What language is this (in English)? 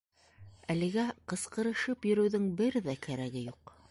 Bashkir